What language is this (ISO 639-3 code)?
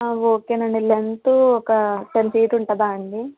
tel